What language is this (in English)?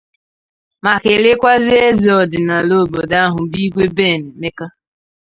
Igbo